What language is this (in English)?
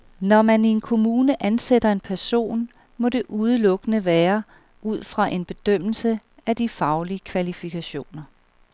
Danish